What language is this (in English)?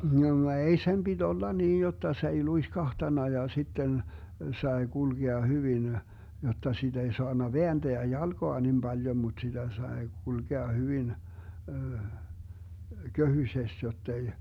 Finnish